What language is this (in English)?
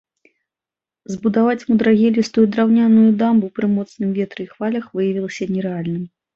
Belarusian